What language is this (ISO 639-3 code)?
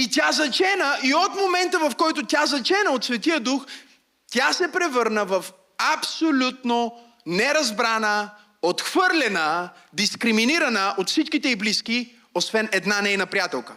bul